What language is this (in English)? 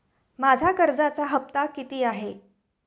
Marathi